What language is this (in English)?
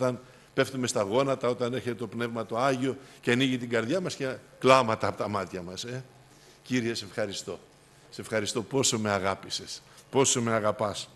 Greek